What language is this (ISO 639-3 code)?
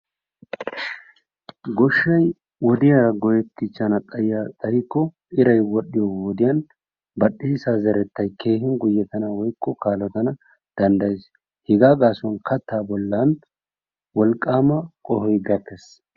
wal